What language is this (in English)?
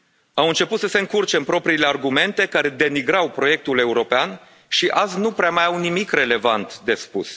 Romanian